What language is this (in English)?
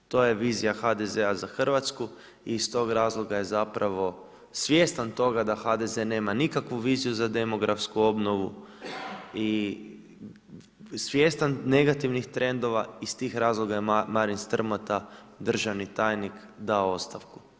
Croatian